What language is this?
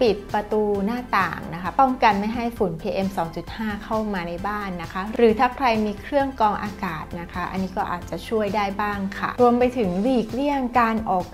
Thai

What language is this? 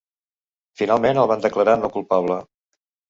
Catalan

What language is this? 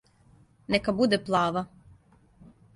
Serbian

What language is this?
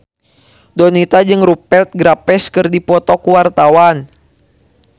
Sundanese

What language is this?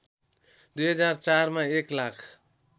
Nepali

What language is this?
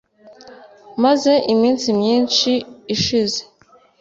Kinyarwanda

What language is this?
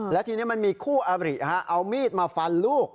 Thai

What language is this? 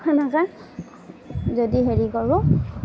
Assamese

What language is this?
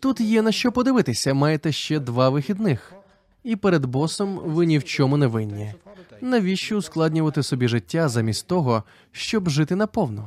Ukrainian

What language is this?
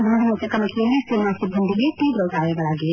Kannada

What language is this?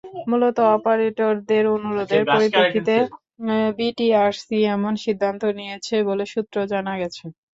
Bangla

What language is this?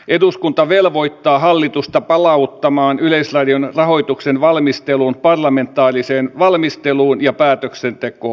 Finnish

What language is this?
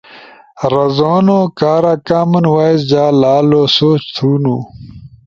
Ushojo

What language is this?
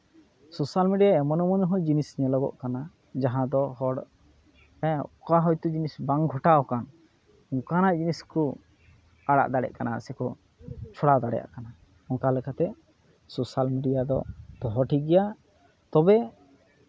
Santali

